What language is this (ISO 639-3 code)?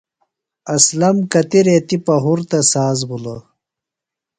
phl